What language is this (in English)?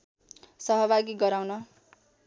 Nepali